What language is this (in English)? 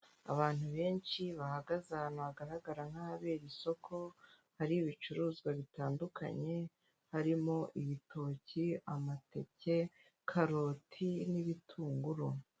Kinyarwanda